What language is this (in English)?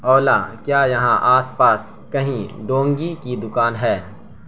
Urdu